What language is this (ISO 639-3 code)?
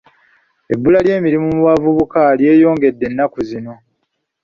lug